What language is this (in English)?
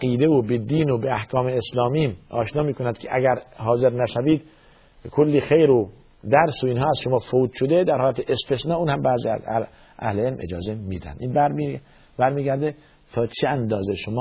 Persian